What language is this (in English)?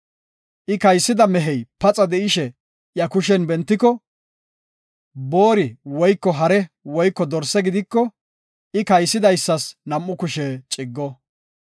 Gofa